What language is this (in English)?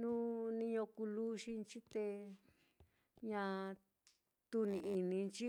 Mitlatongo Mixtec